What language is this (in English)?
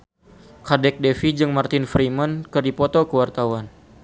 Sundanese